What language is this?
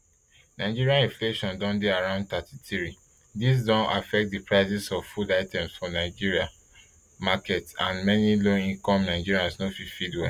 Nigerian Pidgin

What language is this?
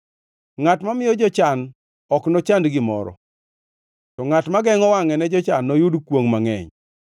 Luo (Kenya and Tanzania)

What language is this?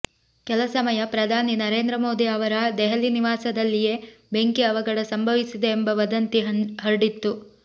Kannada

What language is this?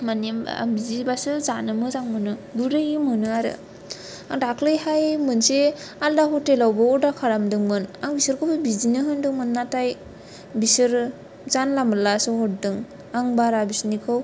Bodo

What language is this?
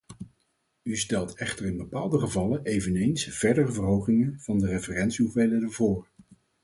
Dutch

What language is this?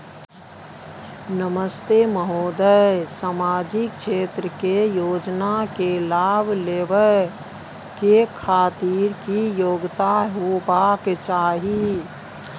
Maithili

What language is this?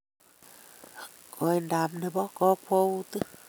Kalenjin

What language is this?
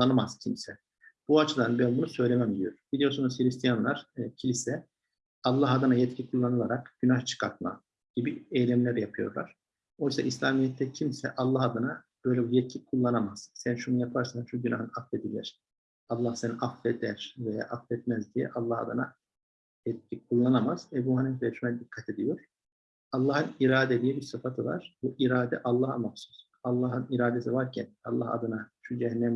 Turkish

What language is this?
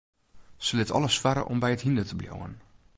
Western Frisian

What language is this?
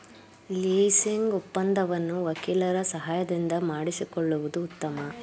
Kannada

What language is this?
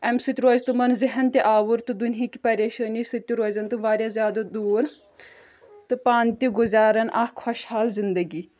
Kashmiri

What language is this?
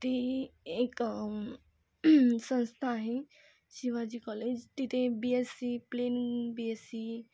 Marathi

